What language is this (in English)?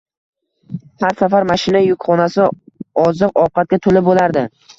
Uzbek